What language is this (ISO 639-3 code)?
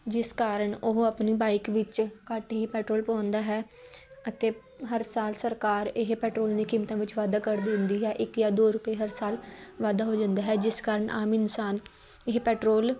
pan